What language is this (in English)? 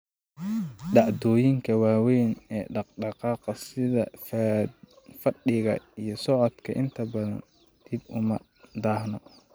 Somali